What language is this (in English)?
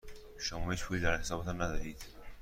Persian